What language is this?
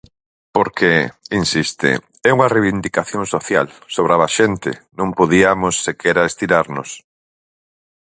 Galician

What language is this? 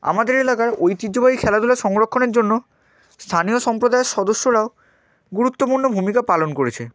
Bangla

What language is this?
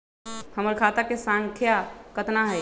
Magahi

